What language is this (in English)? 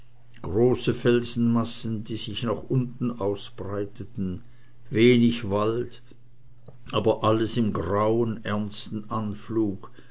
German